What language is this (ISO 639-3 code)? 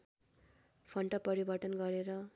nep